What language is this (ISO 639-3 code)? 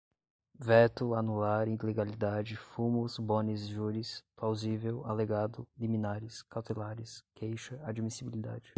por